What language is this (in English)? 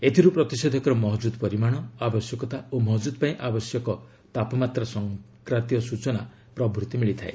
Odia